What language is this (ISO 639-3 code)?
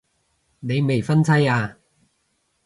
yue